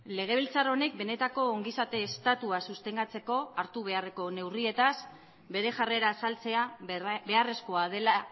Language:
Basque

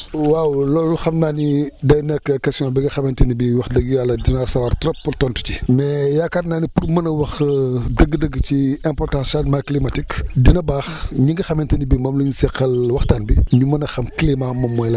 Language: Wolof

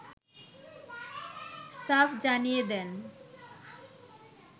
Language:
Bangla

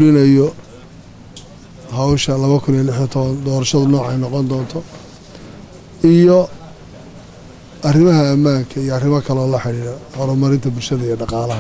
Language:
Arabic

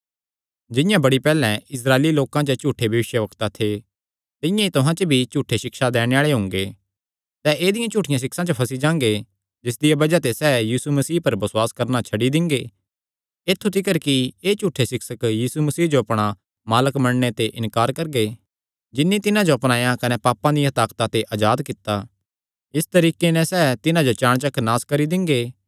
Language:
Kangri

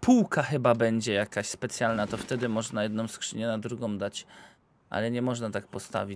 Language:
Polish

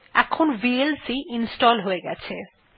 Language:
Bangla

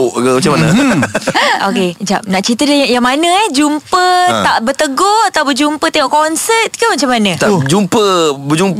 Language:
Malay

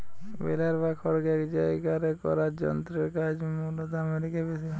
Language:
Bangla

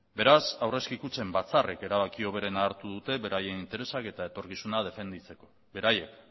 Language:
Basque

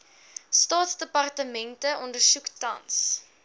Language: Afrikaans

